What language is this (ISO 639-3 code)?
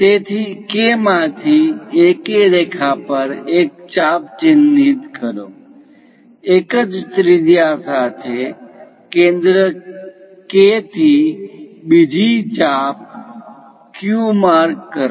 guj